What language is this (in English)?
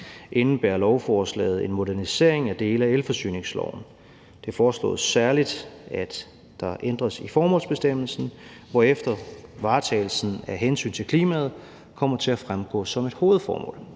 Danish